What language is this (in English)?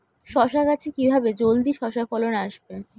Bangla